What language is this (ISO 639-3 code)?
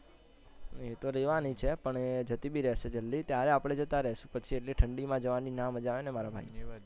guj